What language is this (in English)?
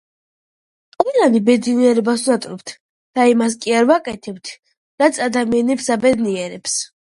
Georgian